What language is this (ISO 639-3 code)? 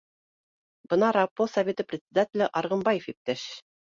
bak